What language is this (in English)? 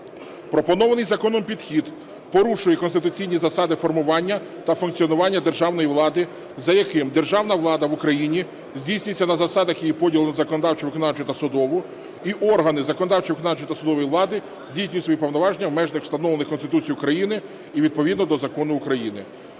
Ukrainian